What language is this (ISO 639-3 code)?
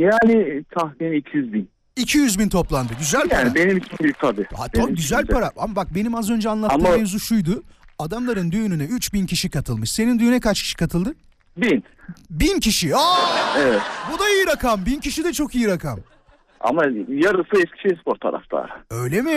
tur